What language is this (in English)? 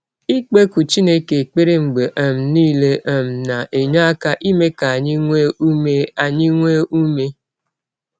Igbo